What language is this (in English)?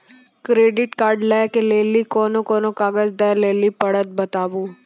Maithili